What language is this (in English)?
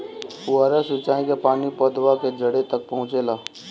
Bhojpuri